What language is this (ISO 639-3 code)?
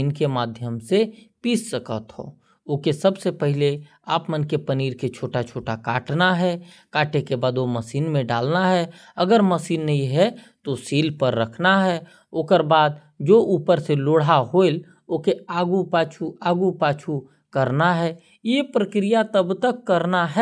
kfp